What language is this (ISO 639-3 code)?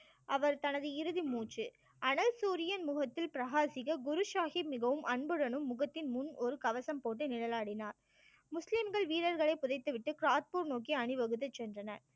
tam